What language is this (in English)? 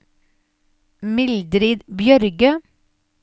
Norwegian